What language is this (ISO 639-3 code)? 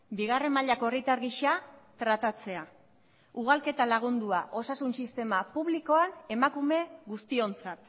eus